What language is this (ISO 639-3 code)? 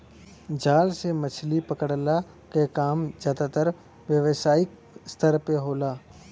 bho